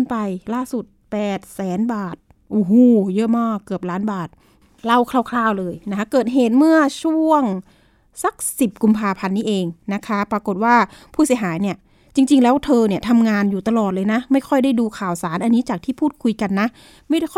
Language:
Thai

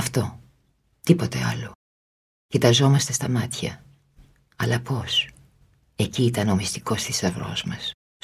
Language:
Greek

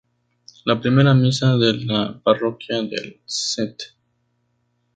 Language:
Spanish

